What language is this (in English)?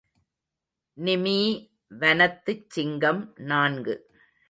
Tamil